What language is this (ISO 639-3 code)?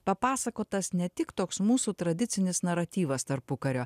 lit